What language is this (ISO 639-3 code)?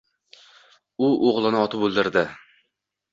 uzb